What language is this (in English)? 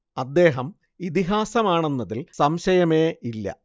Malayalam